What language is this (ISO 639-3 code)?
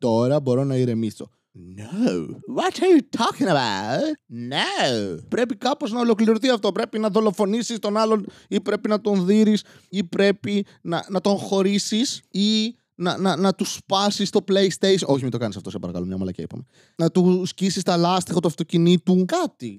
ell